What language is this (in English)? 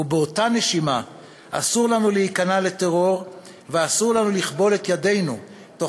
Hebrew